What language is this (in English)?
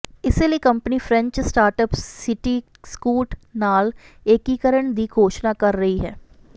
Punjabi